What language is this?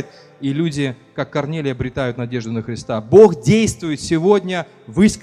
Russian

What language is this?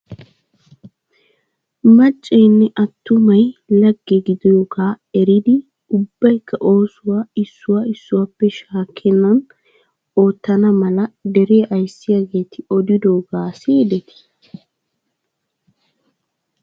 Wolaytta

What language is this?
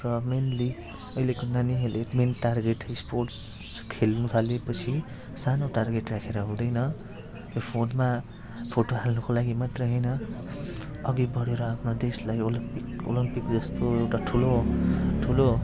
Nepali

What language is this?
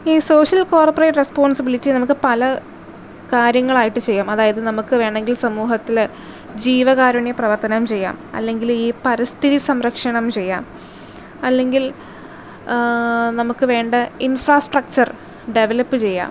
Malayalam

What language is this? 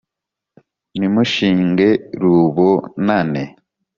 Kinyarwanda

